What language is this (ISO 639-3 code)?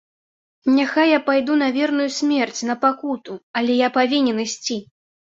bel